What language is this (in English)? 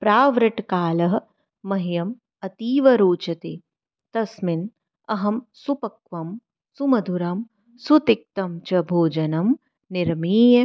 Sanskrit